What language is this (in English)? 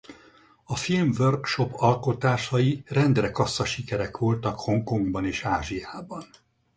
Hungarian